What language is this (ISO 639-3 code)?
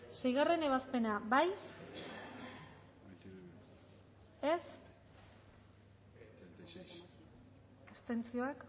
eus